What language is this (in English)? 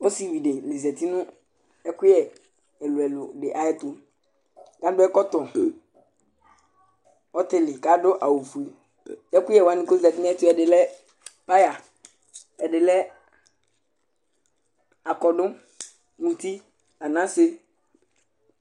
Ikposo